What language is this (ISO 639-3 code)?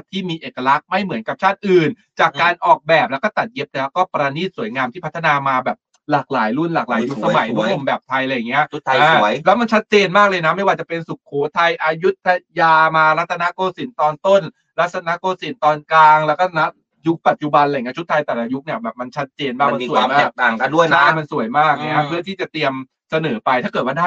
tha